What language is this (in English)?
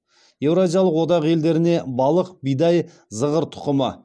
Kazakh